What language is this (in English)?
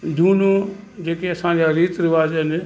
Sindhi